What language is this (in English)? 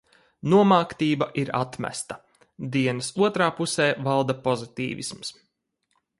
Latvian